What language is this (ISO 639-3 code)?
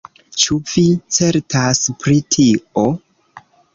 epo